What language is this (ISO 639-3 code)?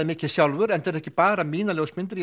isl